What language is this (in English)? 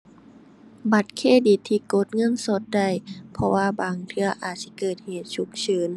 Thai